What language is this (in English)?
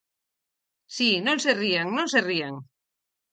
Galician